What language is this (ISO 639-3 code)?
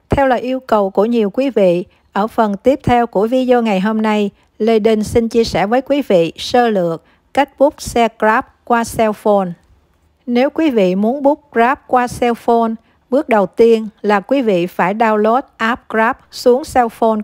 vie